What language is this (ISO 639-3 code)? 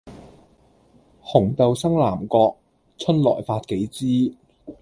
yue